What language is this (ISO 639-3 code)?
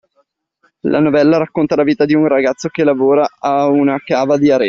ita